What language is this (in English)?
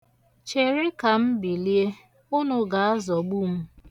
Igbo